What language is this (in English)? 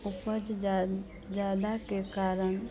Hindi